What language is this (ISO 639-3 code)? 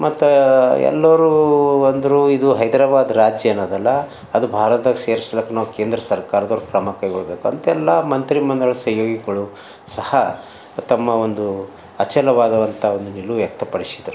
kan